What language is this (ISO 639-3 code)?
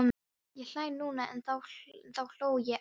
isl